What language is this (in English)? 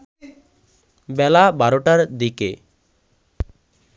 Bangla